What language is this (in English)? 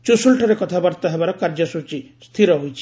Odia